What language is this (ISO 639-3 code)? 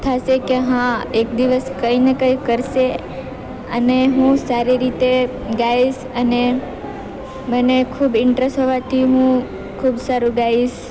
guj